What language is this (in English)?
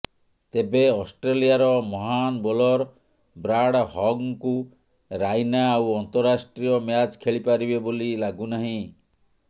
Odia